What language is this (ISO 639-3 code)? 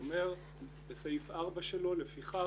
heb